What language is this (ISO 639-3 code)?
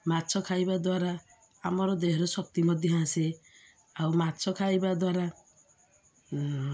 ori